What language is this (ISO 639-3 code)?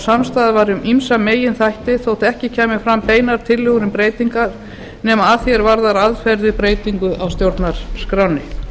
isl